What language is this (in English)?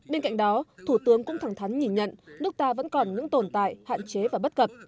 Vietnamese